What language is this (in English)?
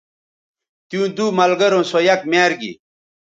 Bateri